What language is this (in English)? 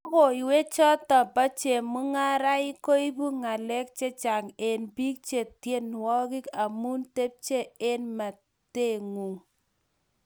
Kalenjin